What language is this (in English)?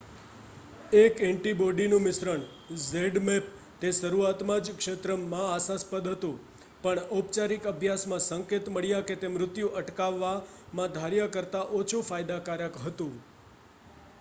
Gujarati